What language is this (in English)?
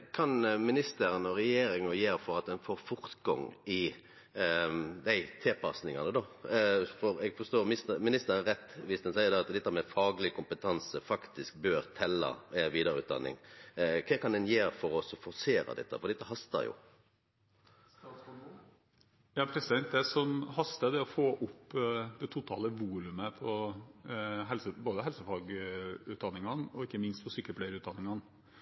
Norwegian